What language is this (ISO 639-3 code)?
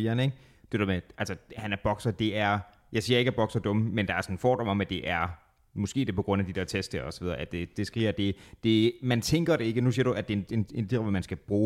dan